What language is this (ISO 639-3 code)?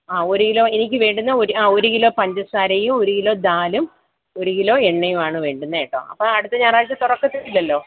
mal